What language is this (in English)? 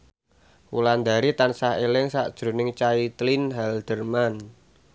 Javanese